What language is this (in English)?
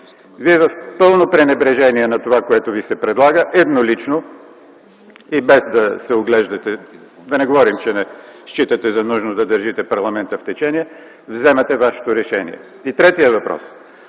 Bulgarian